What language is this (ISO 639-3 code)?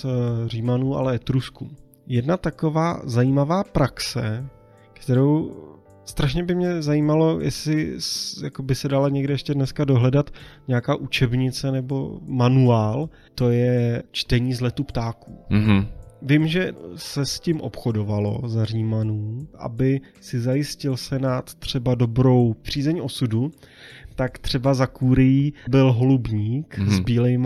ces